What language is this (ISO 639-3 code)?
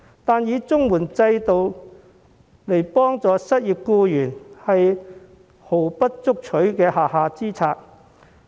yue